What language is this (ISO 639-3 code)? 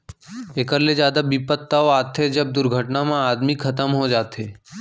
hne